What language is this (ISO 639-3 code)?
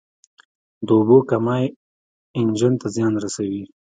pus